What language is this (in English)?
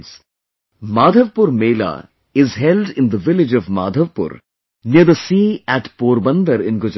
English